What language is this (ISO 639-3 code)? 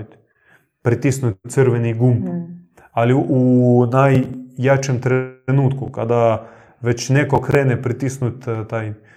hrv